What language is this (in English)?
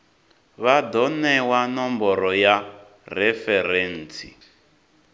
Venda